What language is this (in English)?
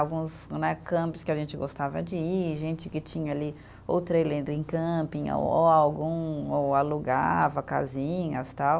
Portuguese